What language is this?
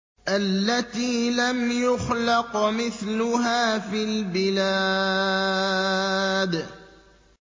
Arabic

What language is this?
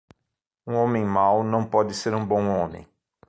Portuguese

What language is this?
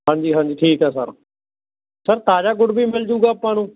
Punjabi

